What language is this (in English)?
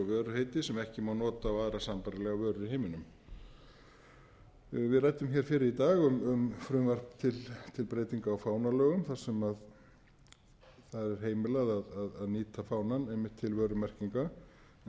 Icelandic